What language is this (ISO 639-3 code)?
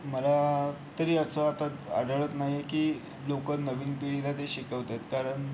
mar